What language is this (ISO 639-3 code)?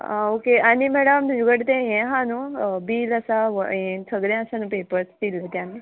kok